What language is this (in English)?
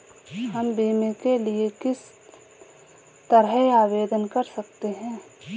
Hindi